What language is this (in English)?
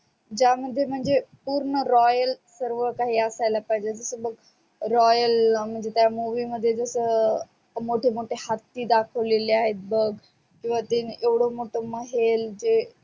Marathi